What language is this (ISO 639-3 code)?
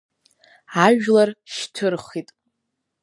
abk